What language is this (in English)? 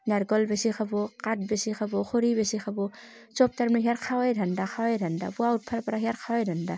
Assamese